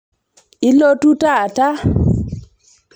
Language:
Masai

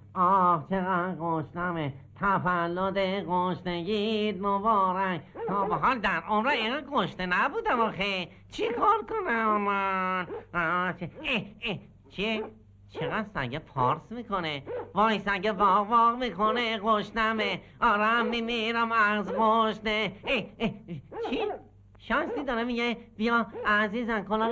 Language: Persian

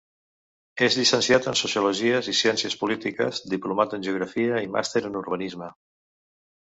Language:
Catalan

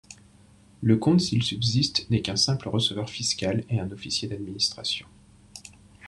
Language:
French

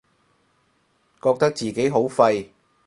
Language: Cantonese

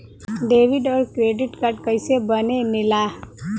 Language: Bhojpuri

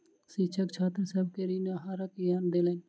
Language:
Maithili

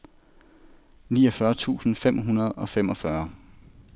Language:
Danish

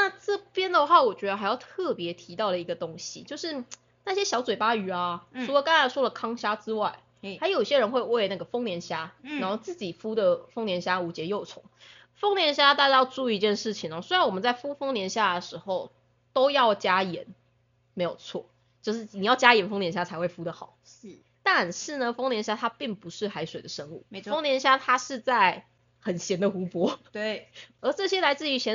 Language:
Chinese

